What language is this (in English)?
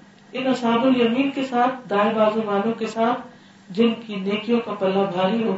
Urdu